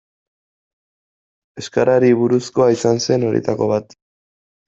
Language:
Basque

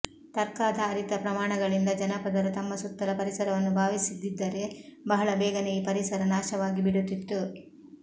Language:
Kannada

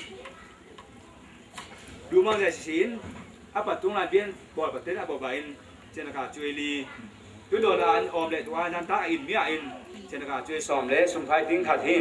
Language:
Thai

